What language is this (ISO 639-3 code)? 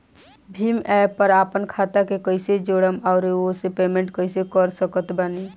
bho